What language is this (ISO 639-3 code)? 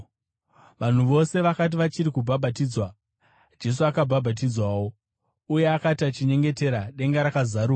sna